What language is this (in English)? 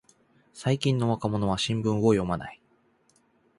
Japanese